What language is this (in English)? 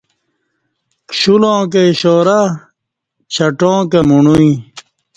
Kati